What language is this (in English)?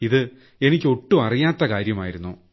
Malayalam